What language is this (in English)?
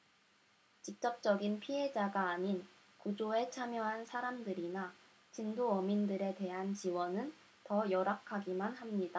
Korean